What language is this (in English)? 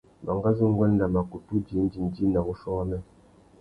Tuki